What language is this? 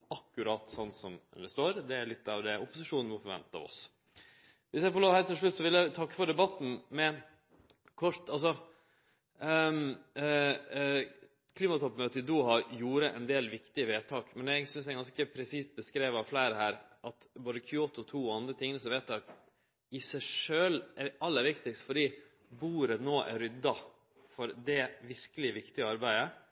Norwegian Nynorsk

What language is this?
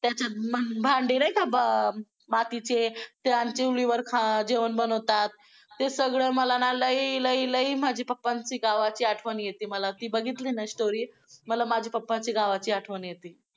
Marathi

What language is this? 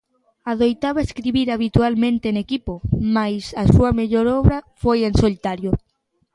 Galician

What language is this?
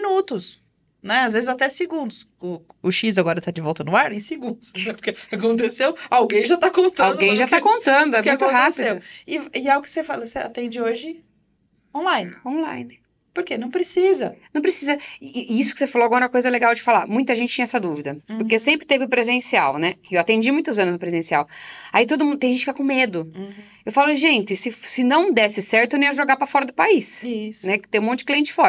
Portuguese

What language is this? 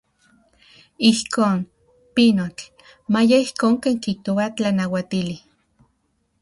Central Puebla Nahuatl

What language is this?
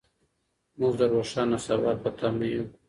Pashto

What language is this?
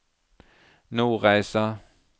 Norwegian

